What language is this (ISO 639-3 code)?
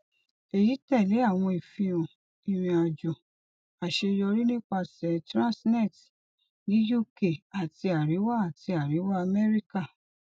yor